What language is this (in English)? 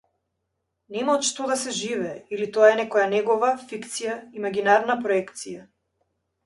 Macedonian